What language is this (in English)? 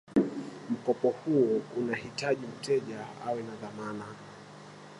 Swahili